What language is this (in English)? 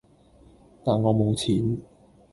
Cantonese